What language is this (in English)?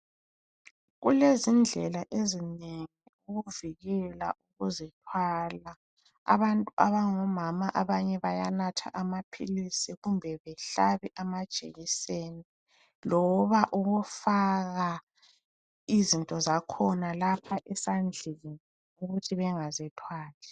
North Ndebele